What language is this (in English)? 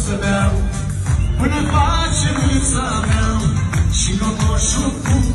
Arabic